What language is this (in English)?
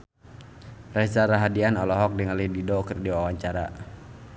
Sundanese